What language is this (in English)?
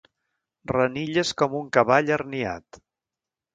Catalan